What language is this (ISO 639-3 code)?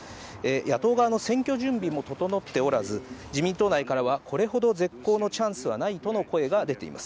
jpn